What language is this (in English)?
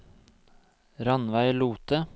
Norwegian